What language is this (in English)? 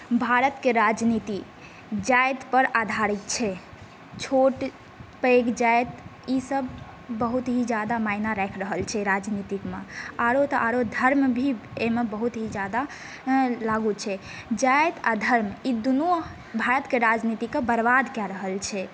Maithili